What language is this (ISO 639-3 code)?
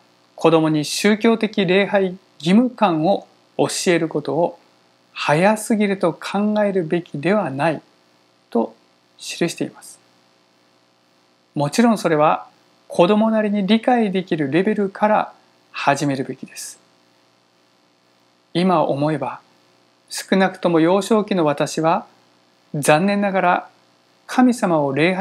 jpn